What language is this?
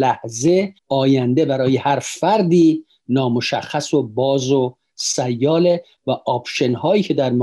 Persian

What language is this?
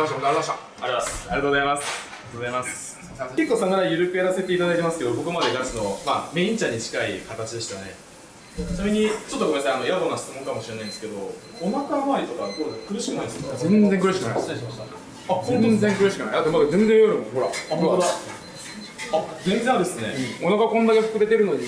Japanese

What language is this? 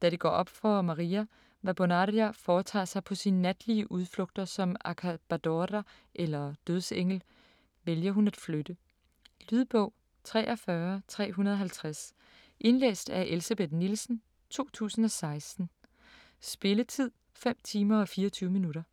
Danish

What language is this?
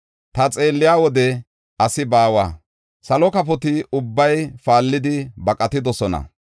Gofa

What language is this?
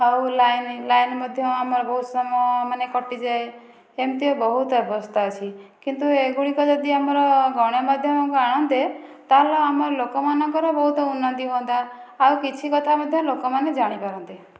Odia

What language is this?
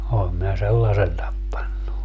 Finnish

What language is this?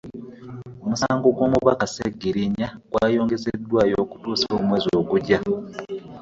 Ganda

